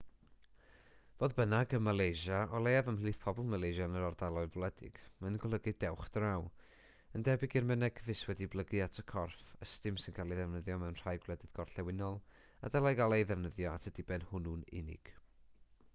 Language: Welsh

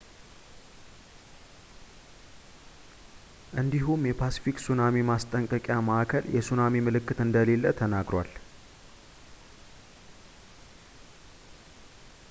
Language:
Amharic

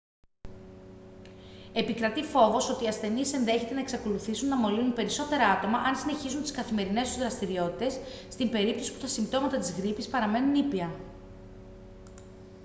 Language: Greek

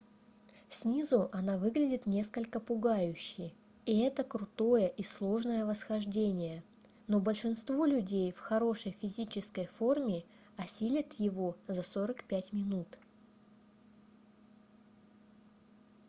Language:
Russian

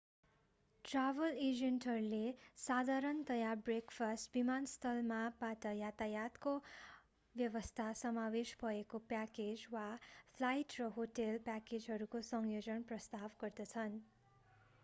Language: Nepali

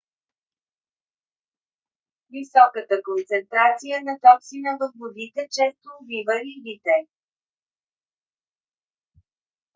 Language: Bulgarian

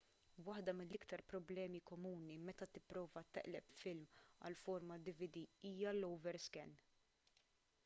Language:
Maltese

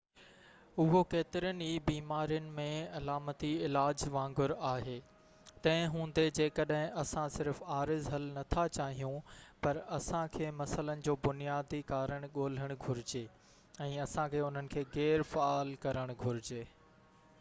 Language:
Sindhi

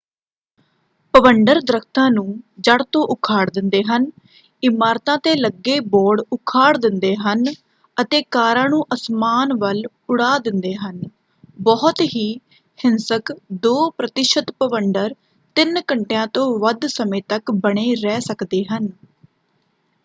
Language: Punjabi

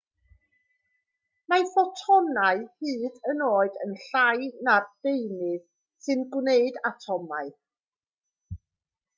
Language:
Welsh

